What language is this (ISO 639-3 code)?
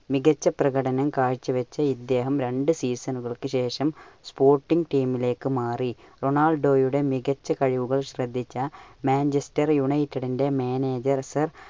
mal